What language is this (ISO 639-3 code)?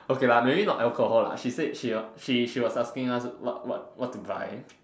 eng